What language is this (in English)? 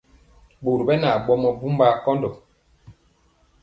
Mpiemo